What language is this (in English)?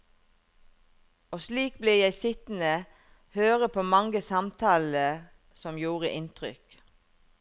Norwegian